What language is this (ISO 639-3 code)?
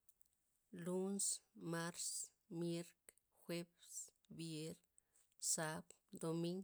ztp